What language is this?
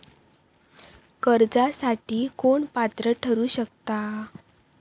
Marathi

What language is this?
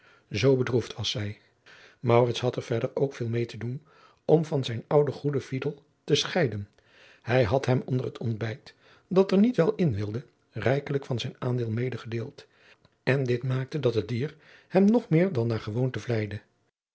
Dutch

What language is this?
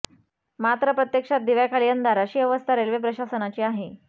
Marathi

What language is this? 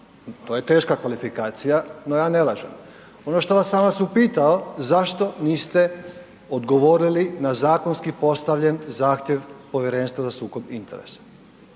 Croatian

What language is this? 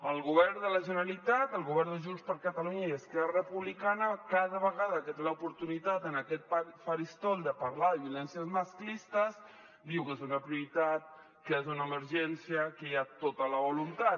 Catalan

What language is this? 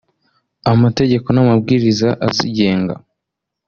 Kinyarwanda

